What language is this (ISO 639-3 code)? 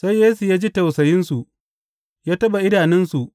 hau